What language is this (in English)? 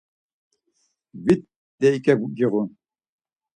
Laz